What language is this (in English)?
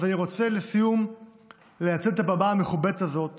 Hebrew